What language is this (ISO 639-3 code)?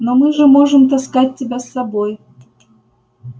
rus